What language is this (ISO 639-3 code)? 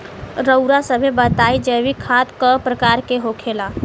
bho